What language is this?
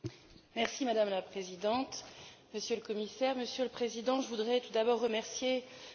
French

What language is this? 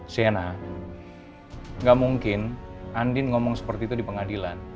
Indonesian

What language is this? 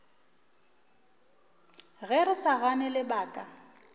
Northern Sotho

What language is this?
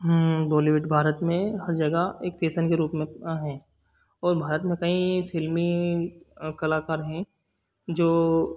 Hindi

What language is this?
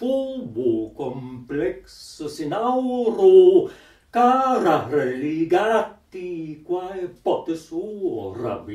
Portuguese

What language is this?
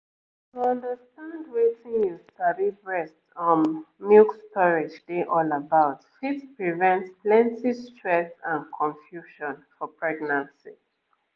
Nigerian Pidgin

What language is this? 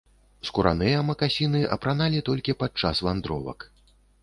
Belarusian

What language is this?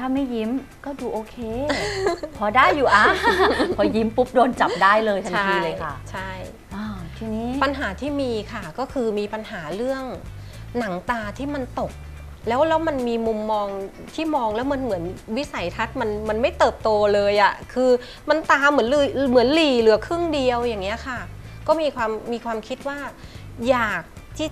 Thai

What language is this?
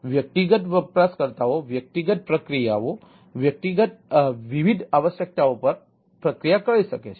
Gujarati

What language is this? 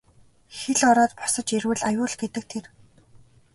Mongolian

